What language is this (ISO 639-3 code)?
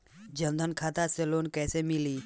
bho